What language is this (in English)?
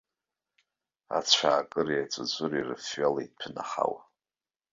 Abkhazian